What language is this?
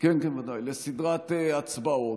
Hebrew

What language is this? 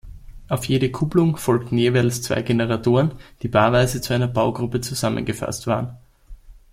German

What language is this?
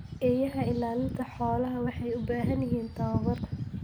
Somali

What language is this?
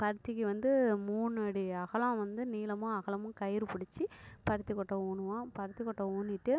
Tamil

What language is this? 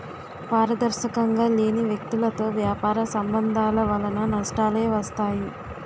Telugu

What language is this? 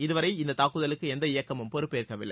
Tamil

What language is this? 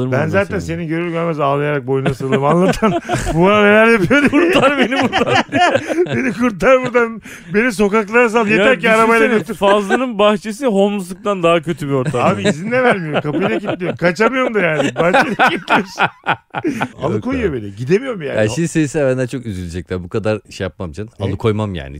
Turkish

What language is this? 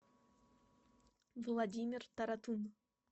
Russian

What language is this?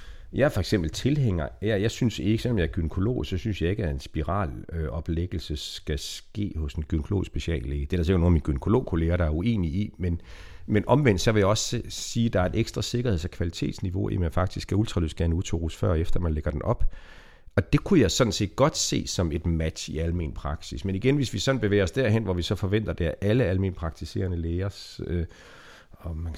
Danish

